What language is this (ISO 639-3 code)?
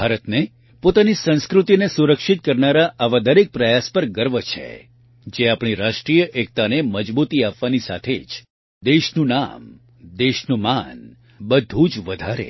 guj